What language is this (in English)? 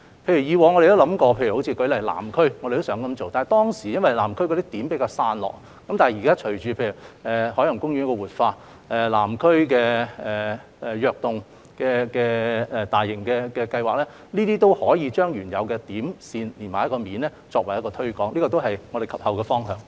Cantonese